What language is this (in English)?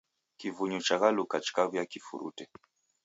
Taita